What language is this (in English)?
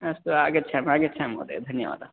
Sanskrit